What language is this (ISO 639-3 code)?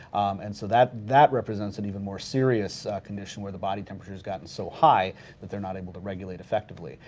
eng